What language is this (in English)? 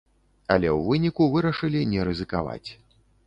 Belarusian